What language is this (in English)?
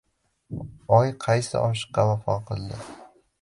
Uzbek